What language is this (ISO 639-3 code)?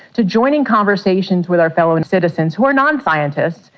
eng